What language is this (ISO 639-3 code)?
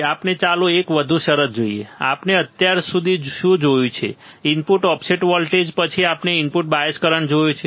guj